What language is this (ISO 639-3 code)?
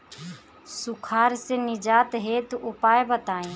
bho